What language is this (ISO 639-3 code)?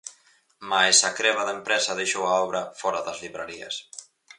glg